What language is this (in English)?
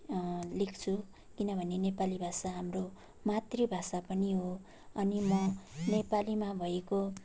Nepali